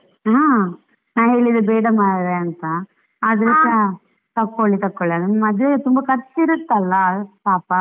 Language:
Kannada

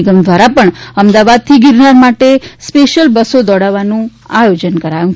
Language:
Gujarati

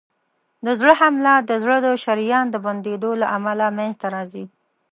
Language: Pashto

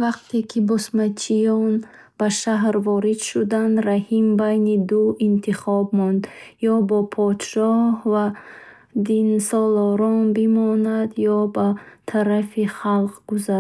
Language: Bukharic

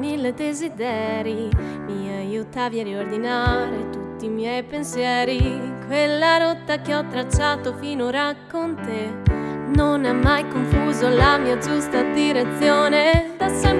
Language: Italian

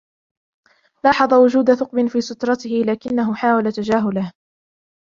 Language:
Arabic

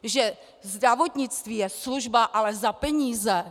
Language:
Czech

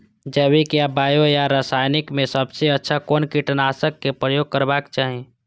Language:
Maithili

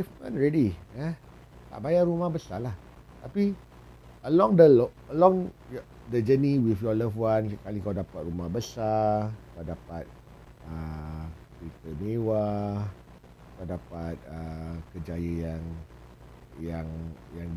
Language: Malay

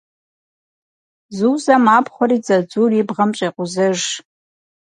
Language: Kabardian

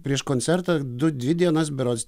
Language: Lithuanian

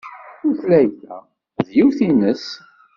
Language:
Kabyle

